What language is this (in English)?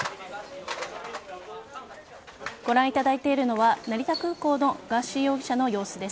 Japanese